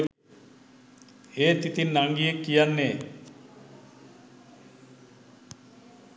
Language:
Sinhala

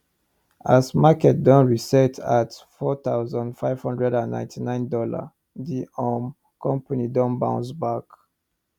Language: Nigerian Pidgin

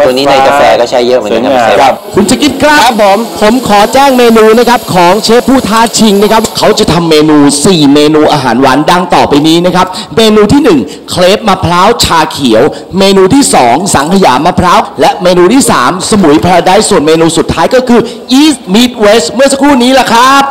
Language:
Thai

